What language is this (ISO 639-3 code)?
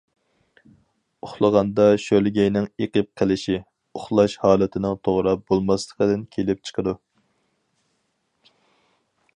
uig